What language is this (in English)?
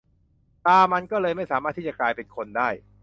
Thai